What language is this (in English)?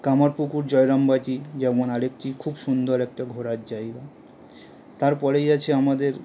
Bangla